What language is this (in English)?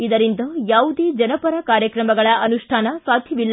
Kannada